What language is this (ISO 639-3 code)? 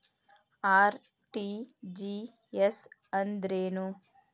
kan